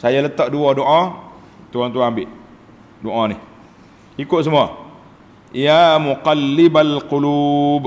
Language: Malay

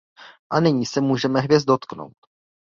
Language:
Czech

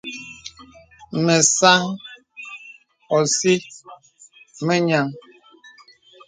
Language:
Bebele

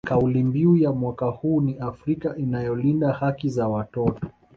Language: Swahili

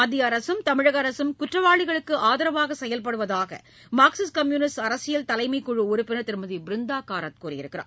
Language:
Tamil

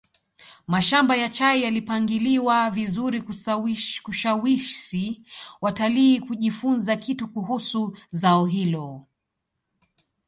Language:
Swahili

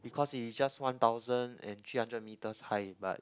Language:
English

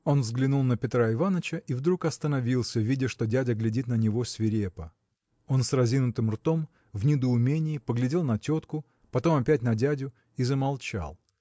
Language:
Russian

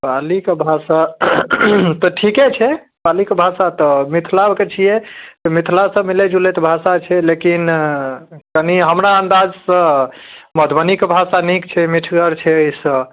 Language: Maithili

